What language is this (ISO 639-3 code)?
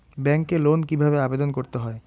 ben